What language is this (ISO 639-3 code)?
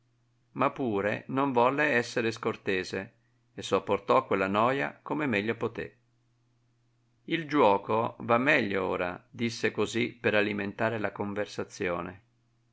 ita